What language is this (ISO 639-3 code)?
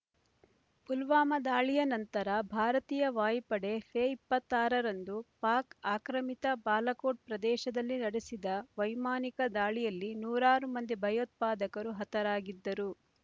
kan